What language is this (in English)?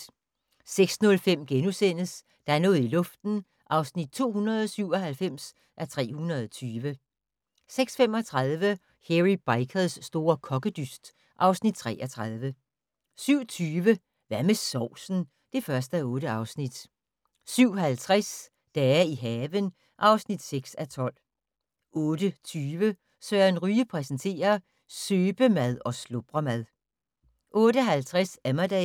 Danish